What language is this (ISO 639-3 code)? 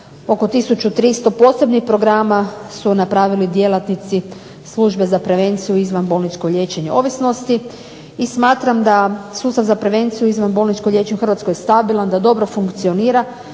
hrv